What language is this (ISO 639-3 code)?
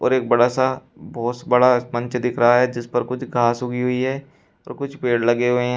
hin